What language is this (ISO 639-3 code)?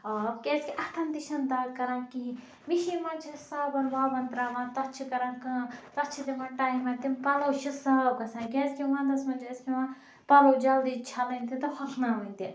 kas